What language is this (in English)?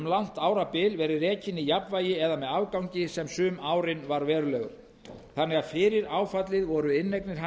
Icelandic